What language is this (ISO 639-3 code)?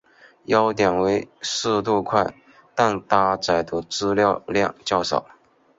zho